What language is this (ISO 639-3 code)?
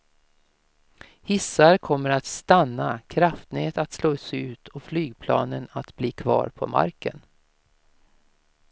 swe